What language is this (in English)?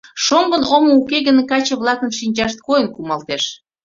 Mari